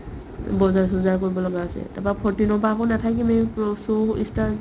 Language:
Assamese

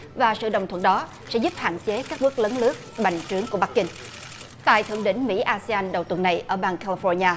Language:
Vietnamese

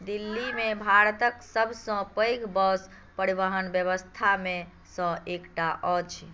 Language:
Maithili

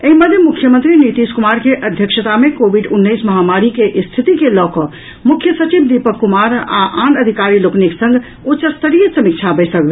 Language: Maithili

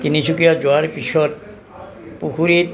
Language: Assamese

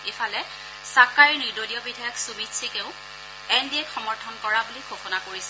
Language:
Assamese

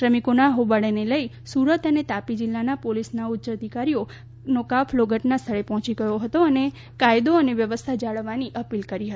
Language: Gujarati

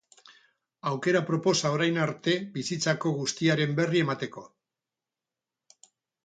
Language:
Basque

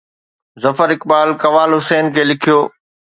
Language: Sindhi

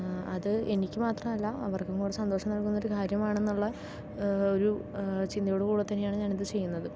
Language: Malayalam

